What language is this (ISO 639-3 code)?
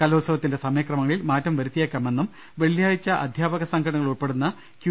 mal